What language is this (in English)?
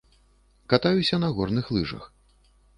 Belarusian